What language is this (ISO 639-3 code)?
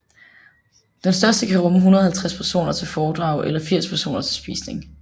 dan